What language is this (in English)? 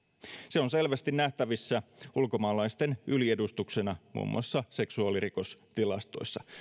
Finnish